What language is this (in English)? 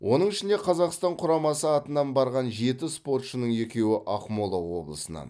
Kazakh